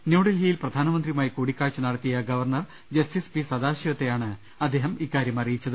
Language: Malayalam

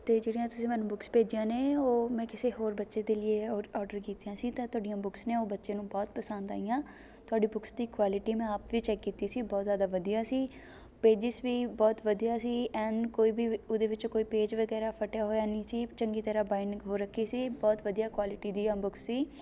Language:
Punjabi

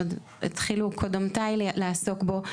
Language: Hebrew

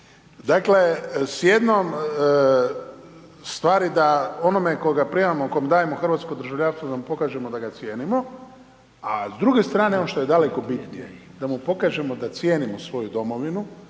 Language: Croatian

